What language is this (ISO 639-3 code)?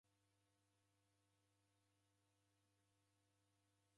dav